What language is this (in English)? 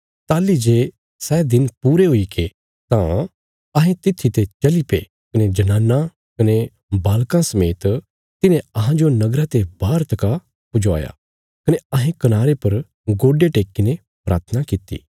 Bilaspuri